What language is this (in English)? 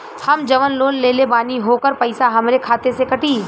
Bhojpuri